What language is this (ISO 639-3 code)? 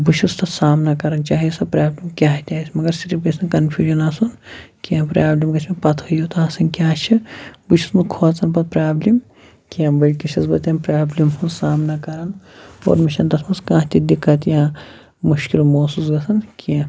kas